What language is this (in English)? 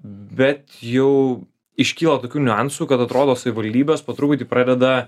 Lithuanian